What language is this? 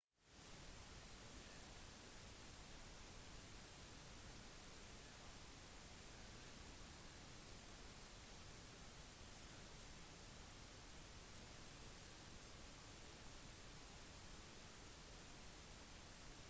Norwegian Bokmål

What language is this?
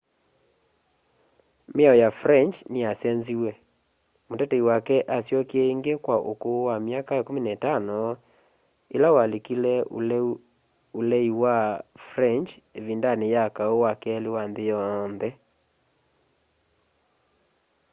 Kamba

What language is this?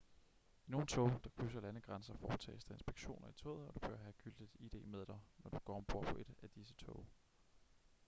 Danish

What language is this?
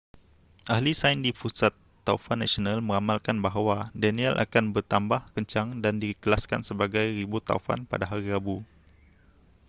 Malay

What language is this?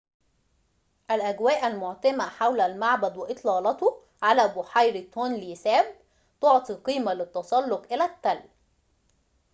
Arabic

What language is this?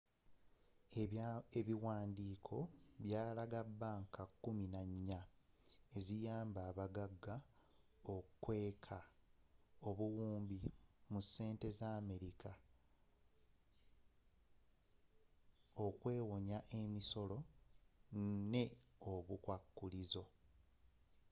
Ganda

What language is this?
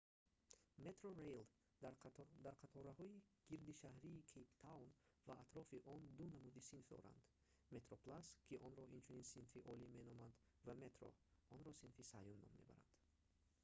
Tajik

